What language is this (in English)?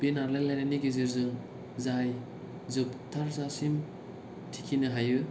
Bodo